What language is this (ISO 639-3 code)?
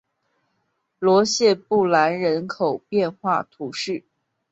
zho